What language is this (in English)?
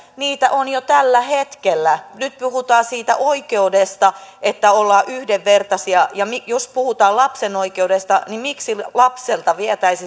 Finnish